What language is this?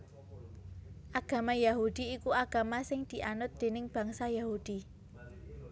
Javanese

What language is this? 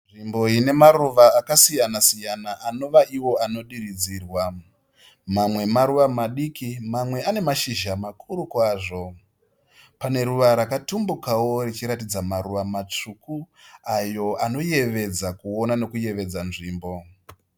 Shona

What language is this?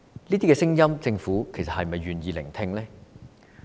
Cantonese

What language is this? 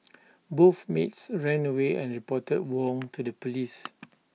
English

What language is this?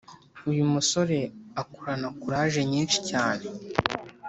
Kinyarwanda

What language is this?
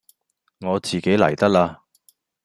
Cantonese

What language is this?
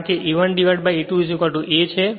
Gujarati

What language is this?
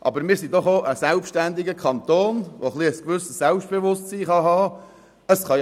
Swiss German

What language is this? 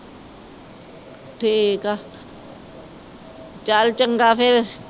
Punjabi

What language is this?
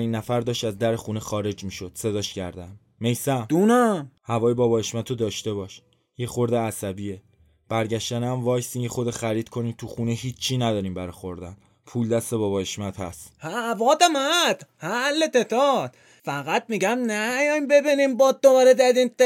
Persian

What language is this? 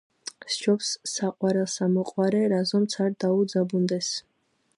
Georgian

